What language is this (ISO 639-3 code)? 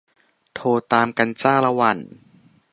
tha